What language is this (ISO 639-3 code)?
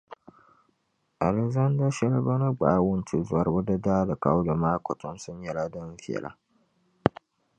dag